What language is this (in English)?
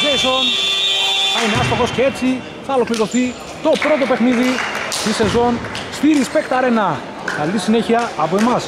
Greek